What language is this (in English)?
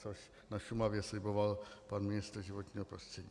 Czech